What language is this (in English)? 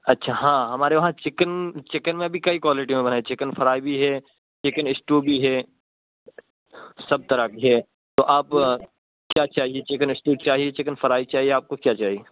Urdu